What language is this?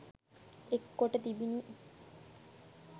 Sinhala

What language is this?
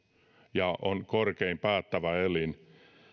Finnish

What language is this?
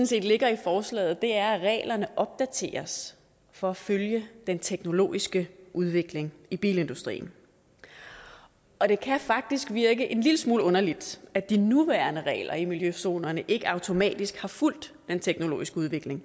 Danish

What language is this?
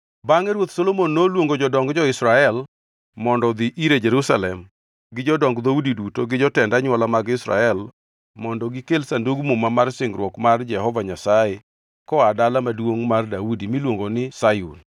Luo (Kenya and Tanzania)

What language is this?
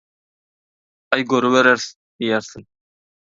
Turkmen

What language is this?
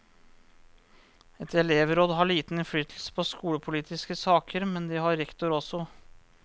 Norwegian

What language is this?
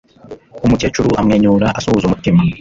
Kinyarwanda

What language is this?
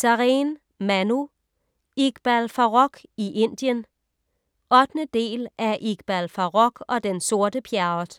Danish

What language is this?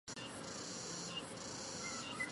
Chinese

